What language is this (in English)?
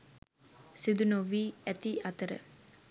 Sinhala